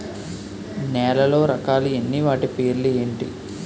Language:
Telugu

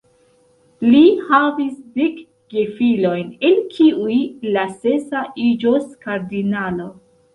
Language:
Esperanto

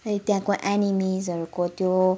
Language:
Nepali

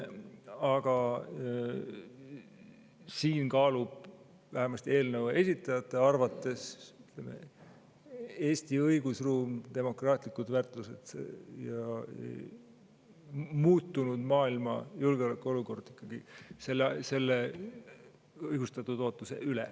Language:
Estonian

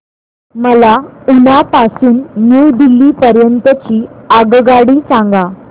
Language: Marathi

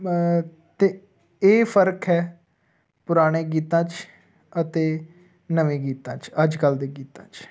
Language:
Punjabi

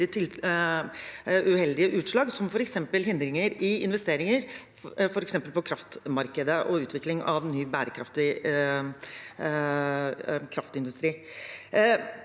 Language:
Norwegian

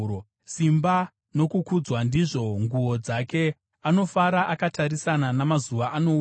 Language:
Shona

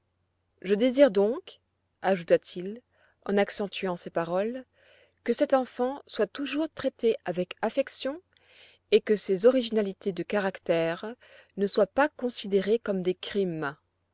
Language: French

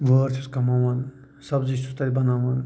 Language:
Kashmiri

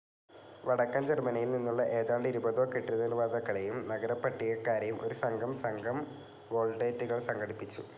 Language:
Malayalam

